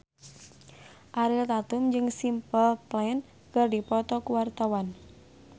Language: Sundanese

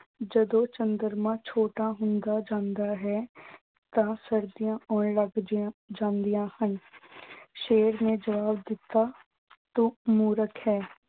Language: Punjabi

